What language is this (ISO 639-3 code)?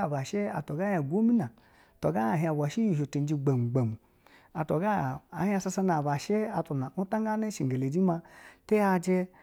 bzw